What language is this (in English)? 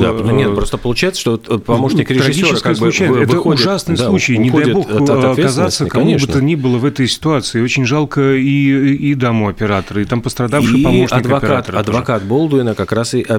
Russian